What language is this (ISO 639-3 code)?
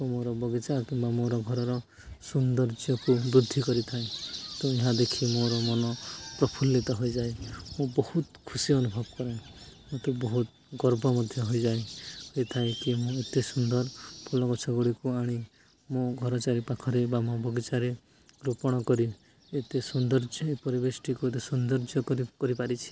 ori